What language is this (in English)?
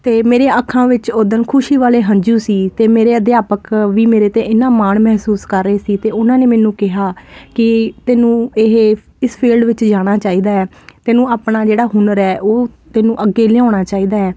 Punjabi